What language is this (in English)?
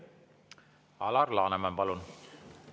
Estonian